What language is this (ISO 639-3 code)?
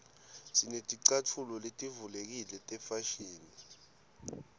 ssw